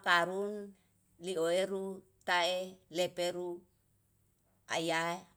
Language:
Yalahatan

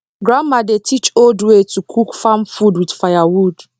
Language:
Nigerian Pidgin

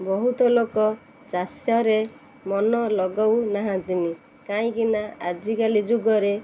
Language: Odia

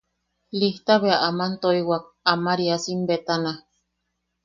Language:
Yaqui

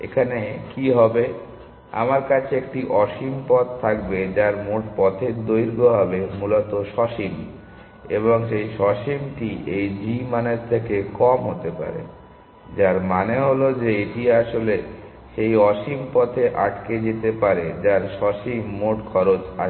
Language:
Bangla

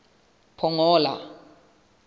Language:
Southern Sotho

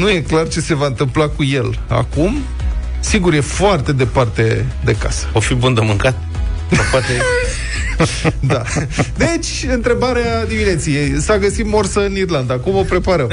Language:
Romanian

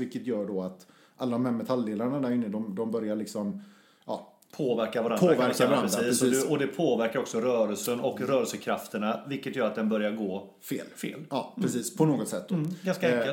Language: Swedish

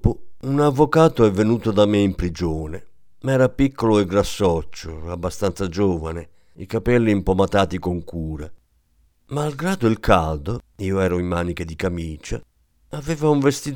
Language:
Italian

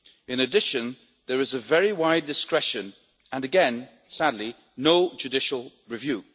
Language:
English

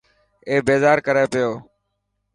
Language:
Dhatki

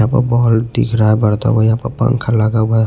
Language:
Hindi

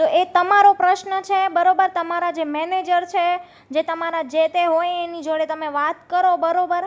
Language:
Gujarati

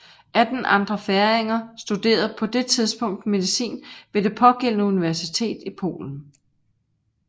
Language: Danish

